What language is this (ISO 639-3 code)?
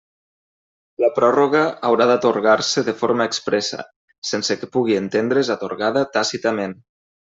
cat